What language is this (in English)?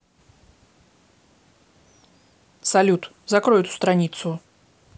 Russian